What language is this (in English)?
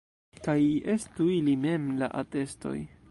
Esperanto